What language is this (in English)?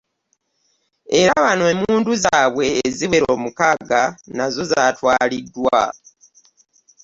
Ganda